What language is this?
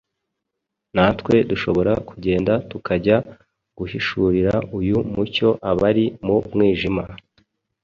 Kinyarwanda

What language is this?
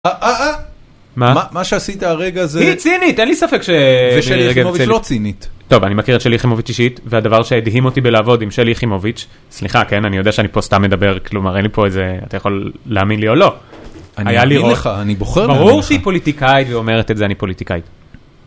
Hebrew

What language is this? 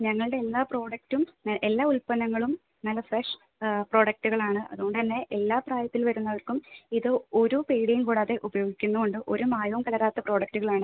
Malayalam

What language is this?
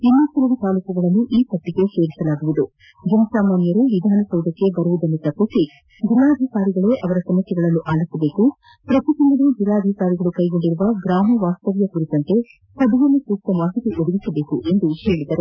Kannada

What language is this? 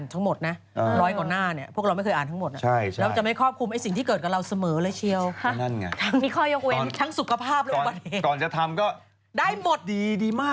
Thai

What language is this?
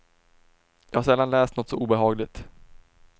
Swedish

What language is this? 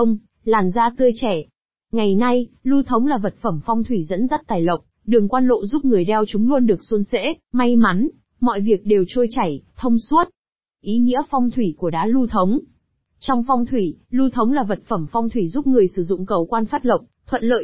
Vietnamese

